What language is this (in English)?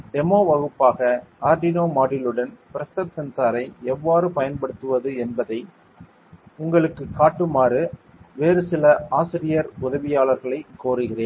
Tamil